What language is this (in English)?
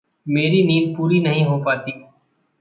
Hindi